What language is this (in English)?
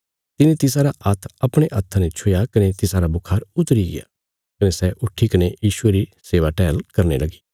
Bilaspuri